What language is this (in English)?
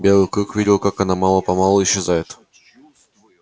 Russian